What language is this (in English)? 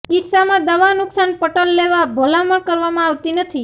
Gujarati